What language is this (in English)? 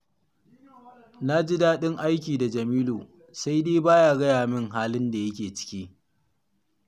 Hausa